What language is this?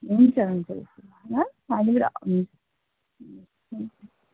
Nepali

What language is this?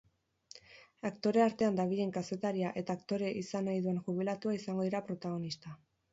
Basque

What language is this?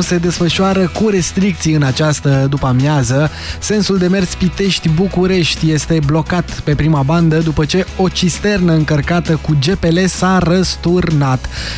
Romanian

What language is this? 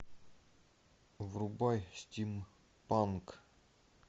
Russian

